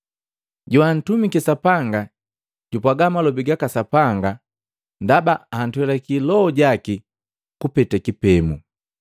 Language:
Matengo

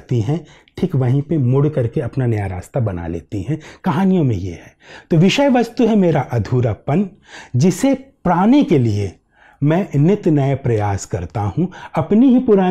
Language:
Hindi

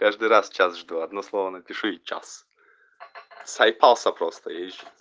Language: Russian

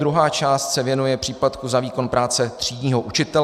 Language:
Czech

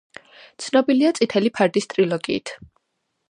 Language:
Georgian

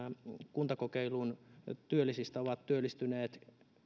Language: Finnish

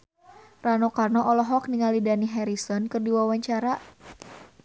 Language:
Sundanese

